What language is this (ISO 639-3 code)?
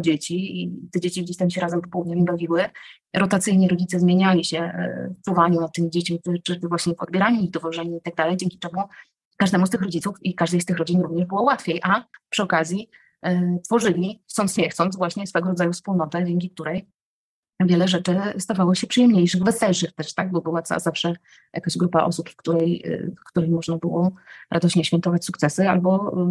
pol